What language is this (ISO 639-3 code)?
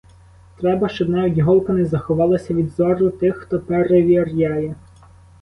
ukr